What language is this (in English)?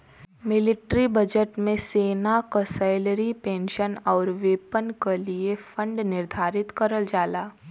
Bhojpuri